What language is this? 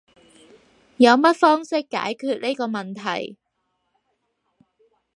Cantonese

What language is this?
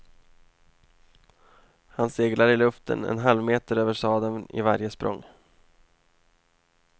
Swedish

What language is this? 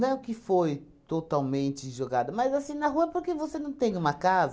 Portuguese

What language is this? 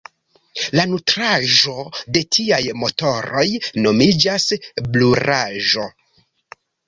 Esperanto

